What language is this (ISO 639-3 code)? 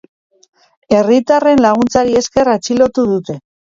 eus